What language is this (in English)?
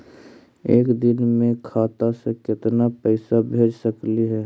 Magahi